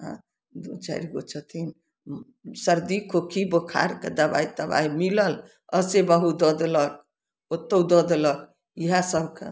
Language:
Maithili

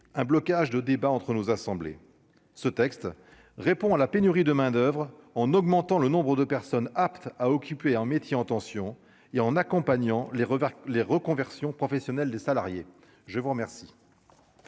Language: French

